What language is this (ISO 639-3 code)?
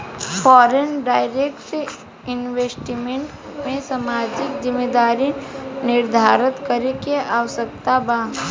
bho